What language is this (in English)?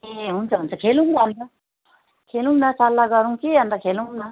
Nepali